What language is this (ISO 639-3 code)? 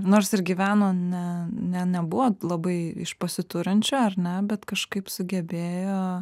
lit